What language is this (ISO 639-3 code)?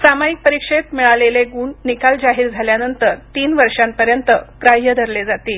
mar